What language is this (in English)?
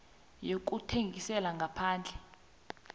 South Ndebele